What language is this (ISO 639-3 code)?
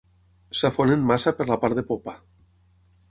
cat